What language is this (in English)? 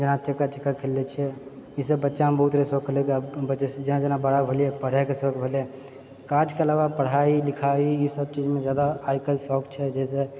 Maithili